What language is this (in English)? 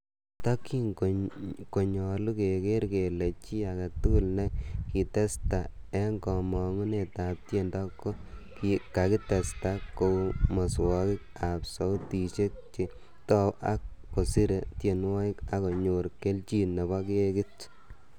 Kalenjin